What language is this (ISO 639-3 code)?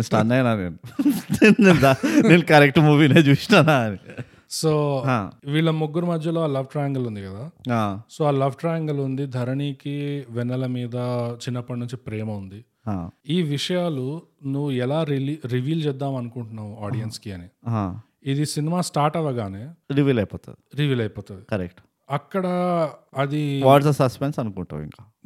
tel